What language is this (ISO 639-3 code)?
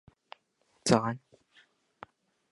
nan